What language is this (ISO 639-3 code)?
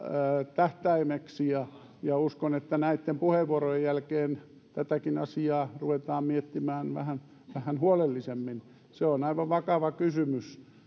fin